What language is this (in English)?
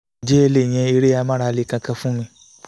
Yoruba